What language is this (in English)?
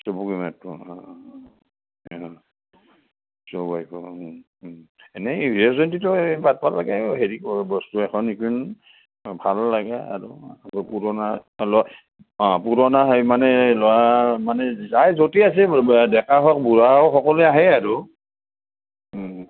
Assamese